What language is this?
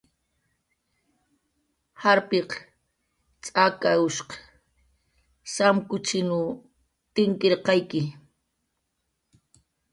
Jaqaru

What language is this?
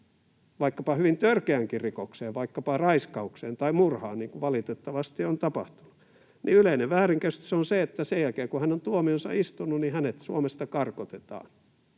Finnish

